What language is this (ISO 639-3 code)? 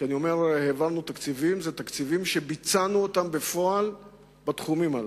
heb